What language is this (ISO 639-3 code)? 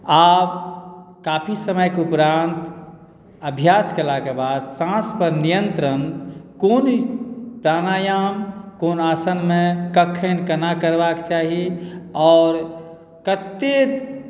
mai